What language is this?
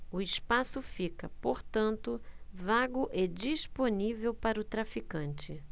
Portuguese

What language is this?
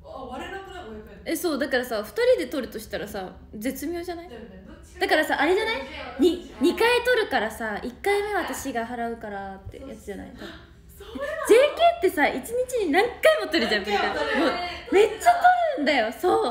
Japanese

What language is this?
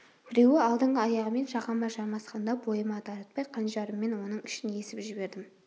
Kazakh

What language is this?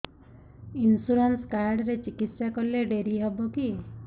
Odia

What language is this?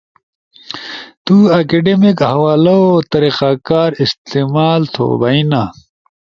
Ushojo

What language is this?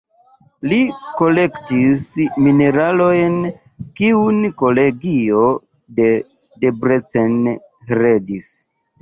Esperanto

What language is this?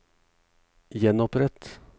Norwegian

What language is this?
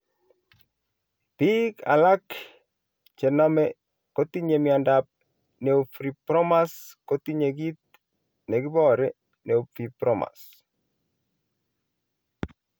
Kalenjin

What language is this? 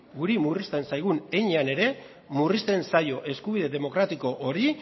Basque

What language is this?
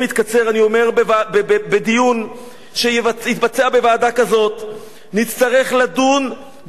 Hebrew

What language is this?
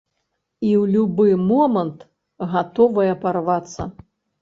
Belarusian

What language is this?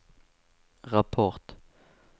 Swedish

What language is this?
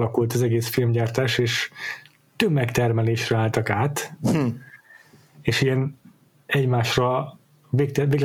Hungarian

